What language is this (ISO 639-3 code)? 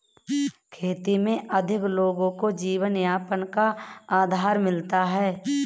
hin